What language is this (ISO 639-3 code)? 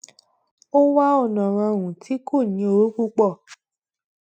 yor